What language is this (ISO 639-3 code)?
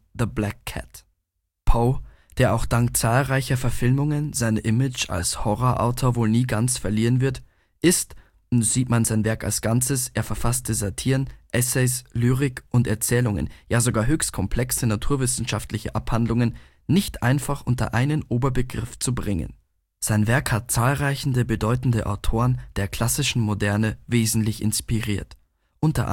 deu